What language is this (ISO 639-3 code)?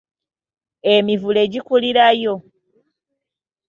lug